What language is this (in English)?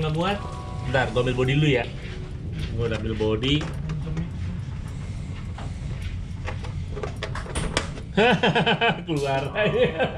Indonesian